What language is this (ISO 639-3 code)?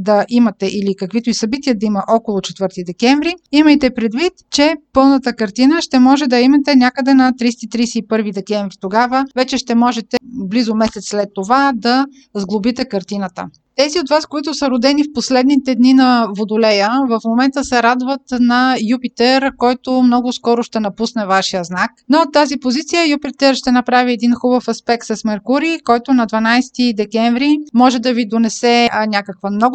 bul